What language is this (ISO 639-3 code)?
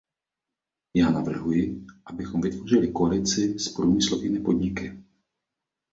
ces